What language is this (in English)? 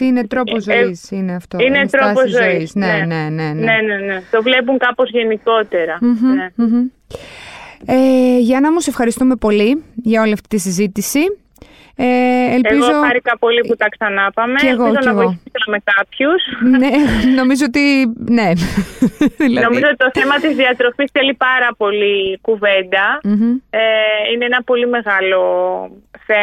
Greek